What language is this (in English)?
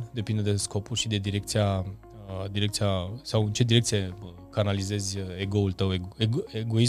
Romanian